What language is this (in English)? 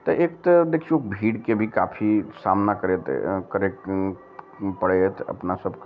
Maithili